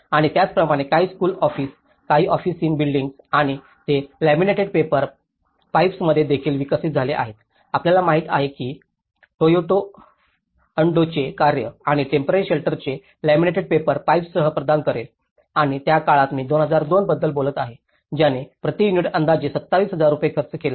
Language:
Marathi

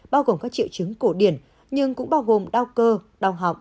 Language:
Vietnamese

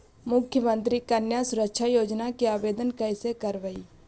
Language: Magahi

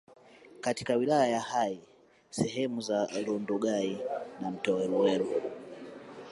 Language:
Swahili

